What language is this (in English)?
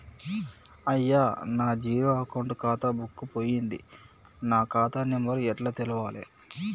Telugu